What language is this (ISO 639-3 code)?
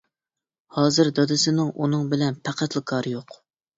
uig